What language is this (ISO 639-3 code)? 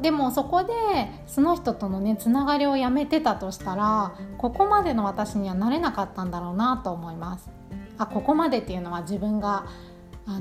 jpn